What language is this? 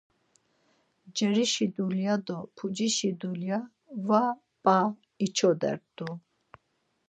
Laz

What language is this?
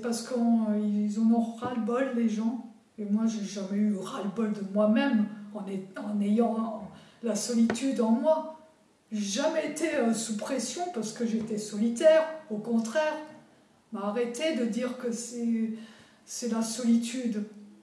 French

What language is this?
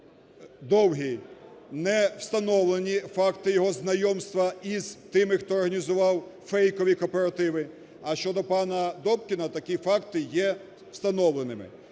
Ukrainian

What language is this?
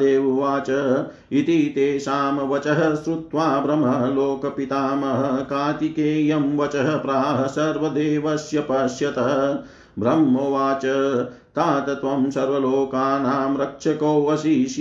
Hindi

